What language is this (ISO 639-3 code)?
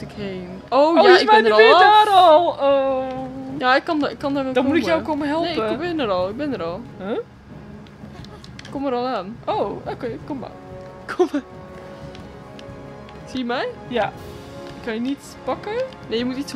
nld